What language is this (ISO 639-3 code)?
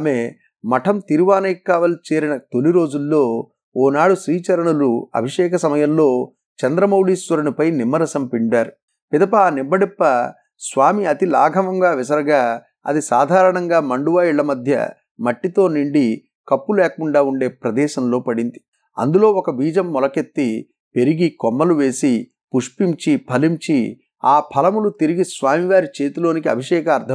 tel